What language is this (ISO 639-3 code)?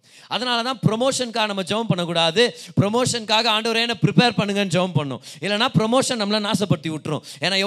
tam